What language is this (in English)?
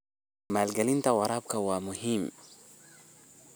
Somali